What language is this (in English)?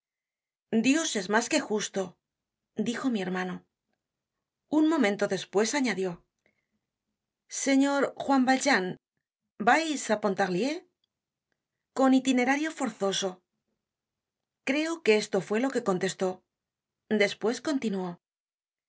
Spanish